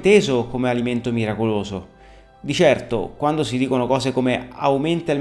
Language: Italian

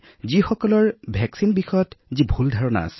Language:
Assamese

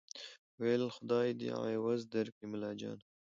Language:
Pashto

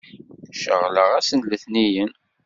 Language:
Kabyle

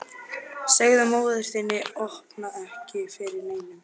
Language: Icelandic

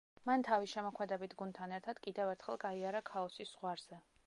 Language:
Georgian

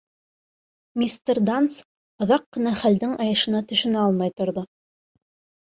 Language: Bashkir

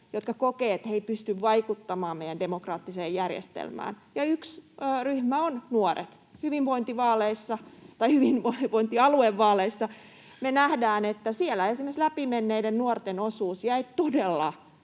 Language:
Finnish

